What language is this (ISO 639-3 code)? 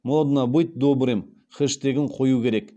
kaz